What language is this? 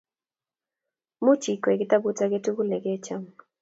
Kalenjin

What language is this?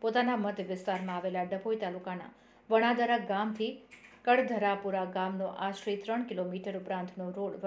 Gujarati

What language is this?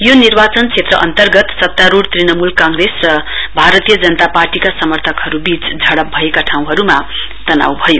Nepali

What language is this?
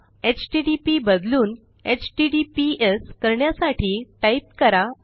Marathi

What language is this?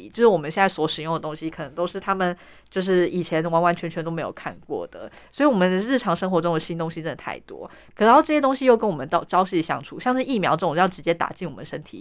Chinese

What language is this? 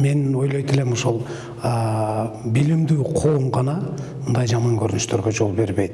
Turkish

